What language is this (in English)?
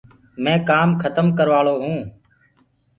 Gurgula